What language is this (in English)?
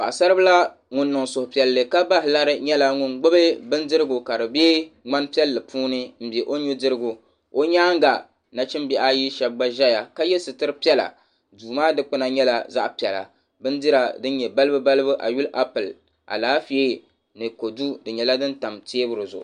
Dagbani